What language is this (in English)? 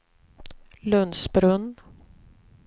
Swedish